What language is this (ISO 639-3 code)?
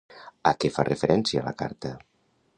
cat